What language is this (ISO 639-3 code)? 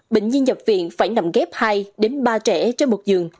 vie